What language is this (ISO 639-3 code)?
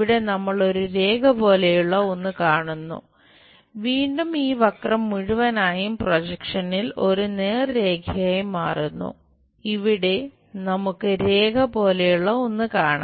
mal